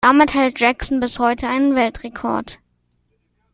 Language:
German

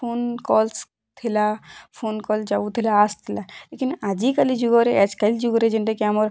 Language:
Odia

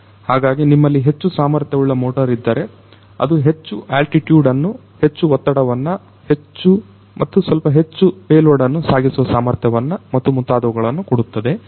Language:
Kannada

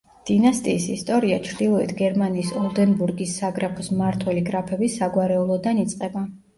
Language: Georgian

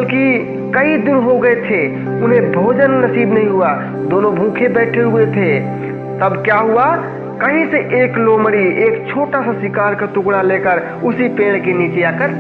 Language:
Hindi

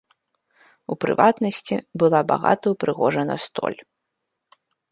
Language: Belarusian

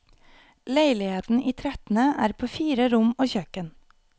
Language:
Norwegian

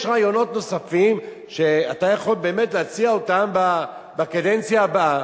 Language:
Hebrew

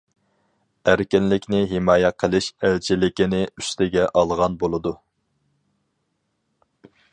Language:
Uyghur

